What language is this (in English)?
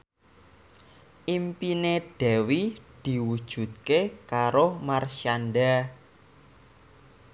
Javanese